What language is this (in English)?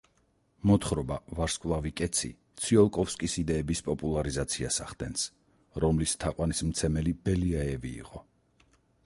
Georgian